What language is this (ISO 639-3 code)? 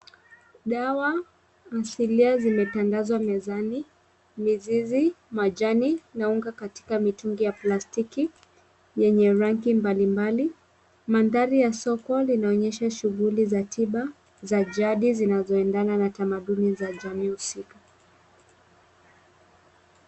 swa